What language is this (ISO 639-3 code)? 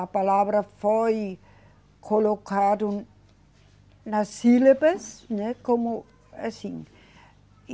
por